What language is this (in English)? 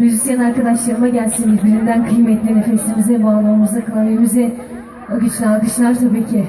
Turkish